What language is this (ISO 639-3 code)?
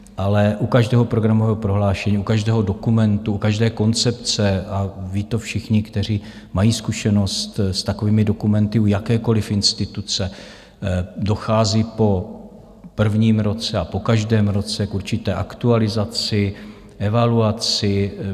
ces